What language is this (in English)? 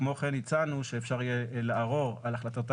Hebrew